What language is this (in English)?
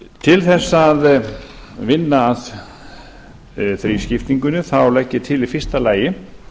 Icelandic